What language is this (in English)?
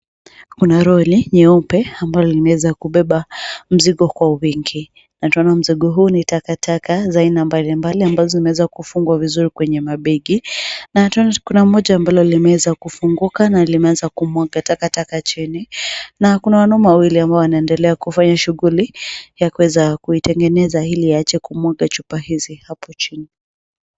Swahili